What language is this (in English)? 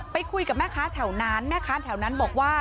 Thai